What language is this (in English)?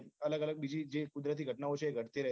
Gujarati